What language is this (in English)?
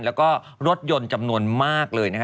Thai